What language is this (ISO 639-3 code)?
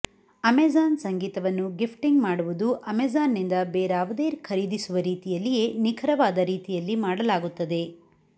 kan